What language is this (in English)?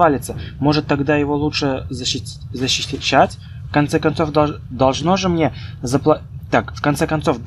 Russian